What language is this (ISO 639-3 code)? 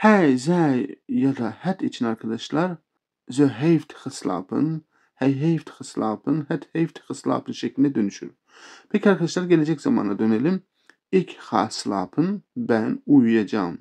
tur